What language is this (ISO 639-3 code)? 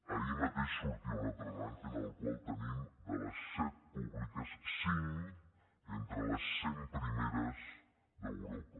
cat